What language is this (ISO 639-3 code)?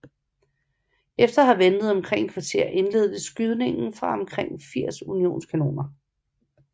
dan